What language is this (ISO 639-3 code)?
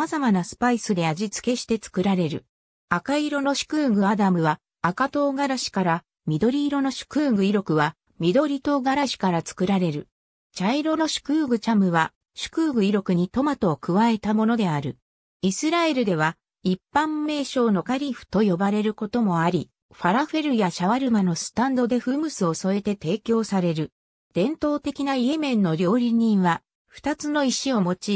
jpn